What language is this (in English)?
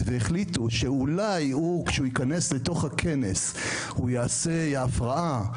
Hebrew